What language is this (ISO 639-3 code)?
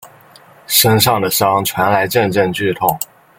zho